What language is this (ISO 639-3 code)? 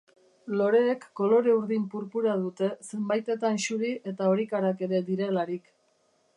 eus